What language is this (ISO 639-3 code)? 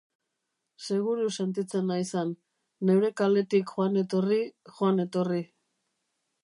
eus